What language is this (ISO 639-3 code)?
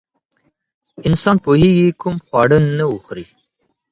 pus